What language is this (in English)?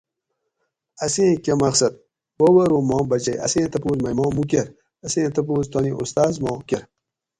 Gawri